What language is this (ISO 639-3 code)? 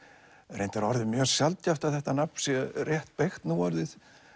isl